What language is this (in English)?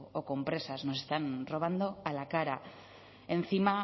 Spanish